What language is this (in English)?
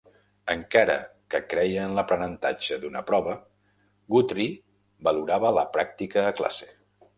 Catalan